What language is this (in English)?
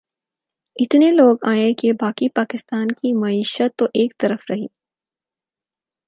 Urdu